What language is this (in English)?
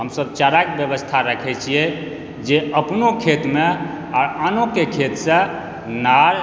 Maithili